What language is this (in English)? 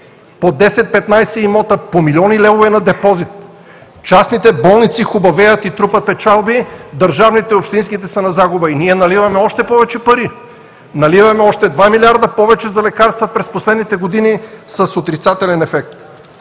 Bulgarian